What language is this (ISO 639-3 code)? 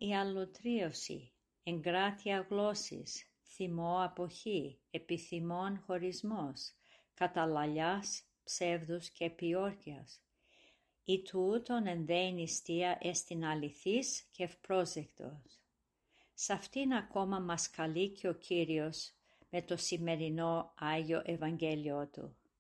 ell